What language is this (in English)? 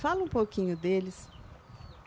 Portuguese